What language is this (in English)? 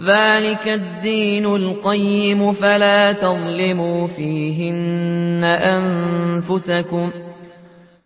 Arabic